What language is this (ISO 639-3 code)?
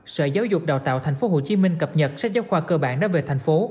vie